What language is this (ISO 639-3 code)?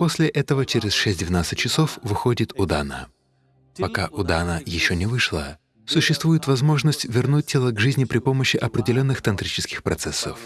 rus